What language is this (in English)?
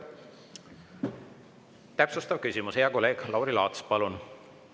Estonian